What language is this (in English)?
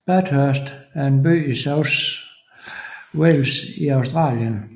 Danish